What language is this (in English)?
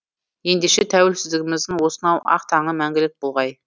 Kazakh